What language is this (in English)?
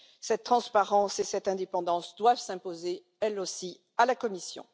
French